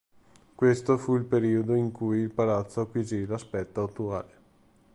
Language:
Italian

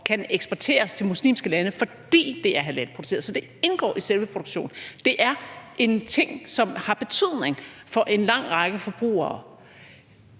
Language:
Danish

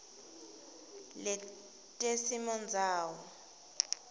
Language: Swati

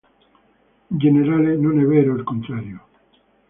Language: Italian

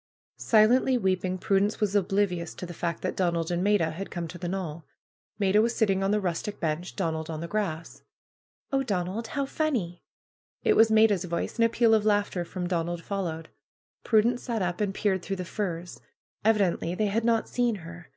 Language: English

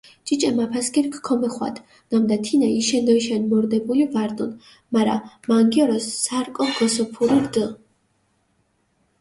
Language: Mingrelian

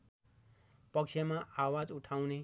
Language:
Nepali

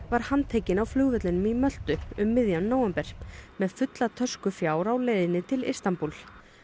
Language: Icelandic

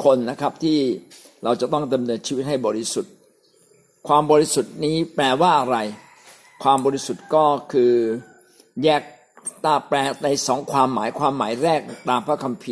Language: Thai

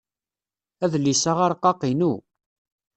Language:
Kabyle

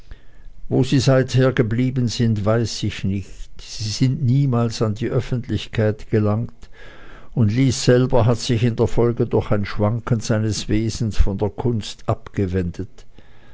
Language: German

